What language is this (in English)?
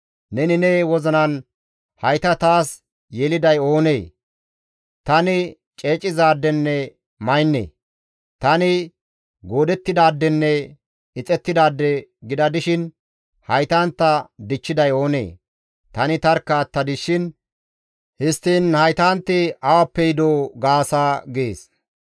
Gamo